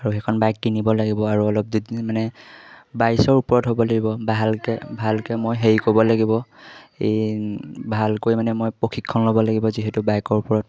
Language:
Assamese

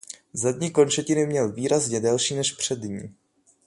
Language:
Czech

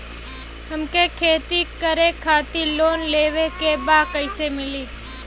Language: Bhojpuri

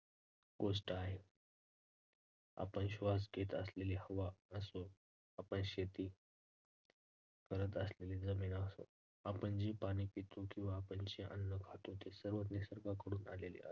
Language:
Marathi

